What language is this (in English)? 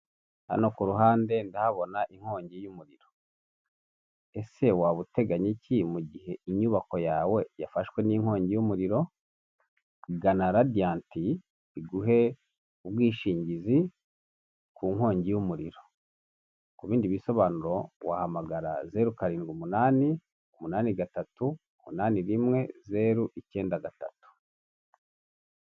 Kinyarwanda